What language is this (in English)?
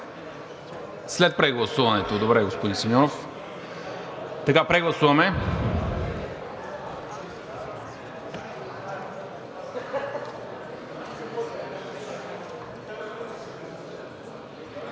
Bulgarian